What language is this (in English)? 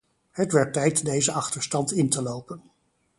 Dutch